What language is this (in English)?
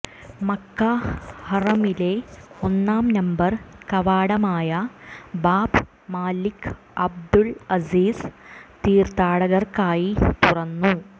Malayalam